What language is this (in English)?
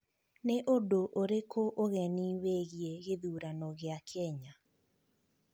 Kikuyu